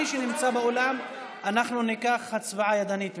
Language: Hebrew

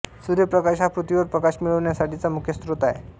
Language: Marathi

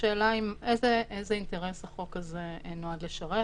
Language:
Hebrew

